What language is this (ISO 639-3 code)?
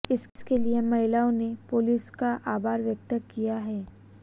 hin